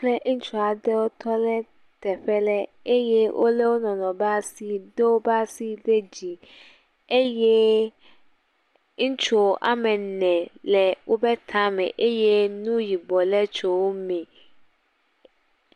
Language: Ewe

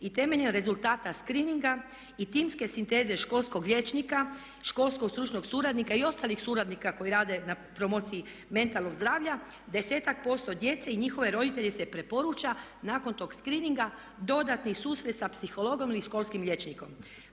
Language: Croatian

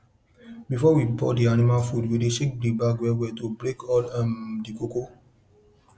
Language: Nigerian Pidgin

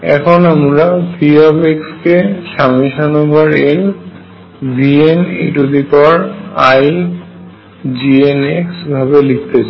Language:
Bangla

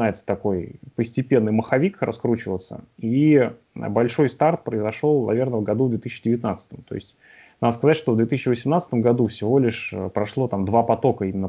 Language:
Russian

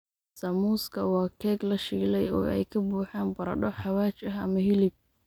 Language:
Somali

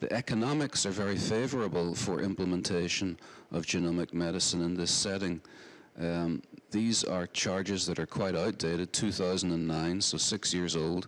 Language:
English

